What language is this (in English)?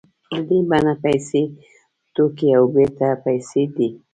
Pashto